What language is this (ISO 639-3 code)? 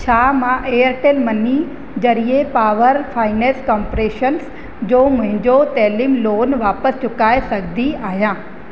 snd